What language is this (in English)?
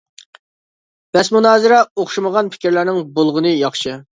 Uyghur